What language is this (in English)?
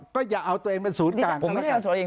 Thai